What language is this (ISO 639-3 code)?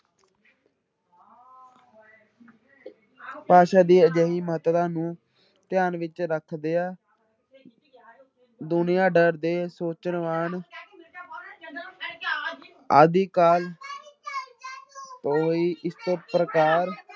pan